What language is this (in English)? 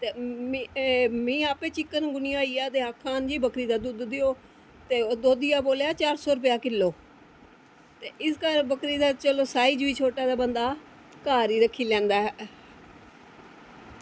Dogri